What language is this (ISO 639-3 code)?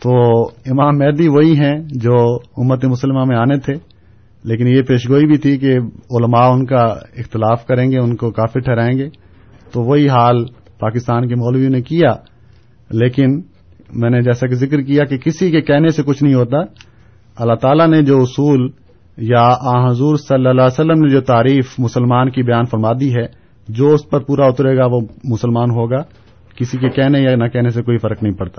urd